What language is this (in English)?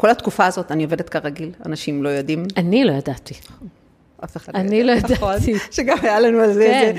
Hebrew